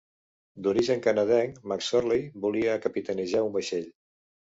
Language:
Catalan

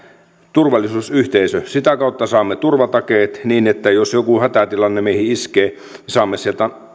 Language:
Finnish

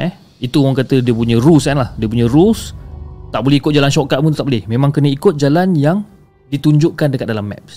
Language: Malay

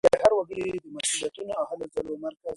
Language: Pashto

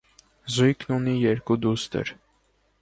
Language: Armenian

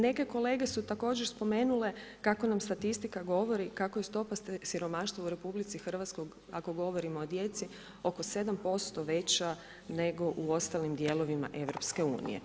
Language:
Croatian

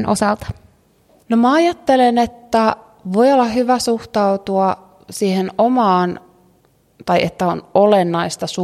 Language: Finnish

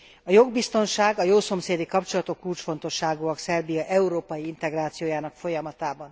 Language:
Hungarian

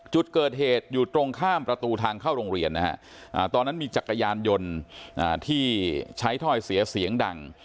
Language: Thai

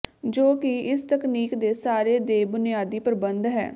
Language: Punjabi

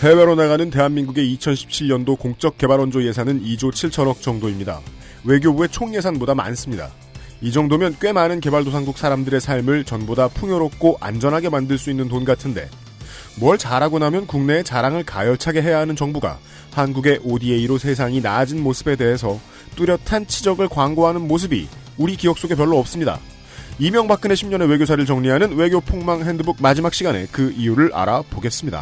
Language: Korean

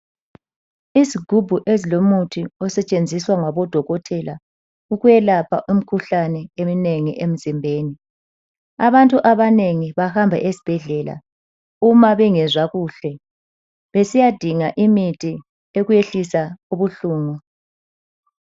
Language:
North Ndebele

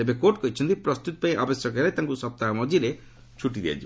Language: Odia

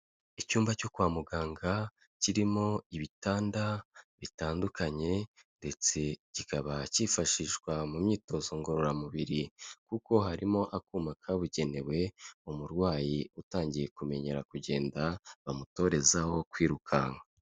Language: Kinyarwanda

